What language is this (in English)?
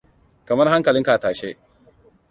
Hausa